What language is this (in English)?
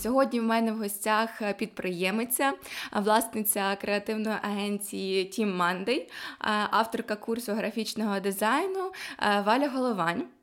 Ukrainian